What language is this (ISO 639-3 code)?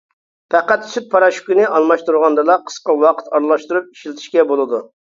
uig